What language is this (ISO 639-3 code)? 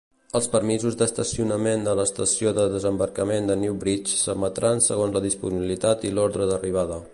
cat